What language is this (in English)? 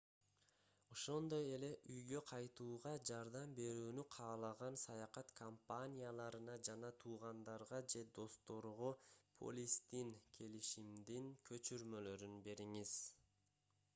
Kyrgyz